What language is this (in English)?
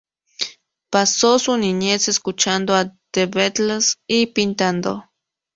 Spanish